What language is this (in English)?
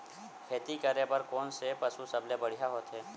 Chhattisgarhi